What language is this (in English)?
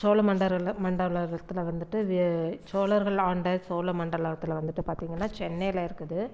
Tamil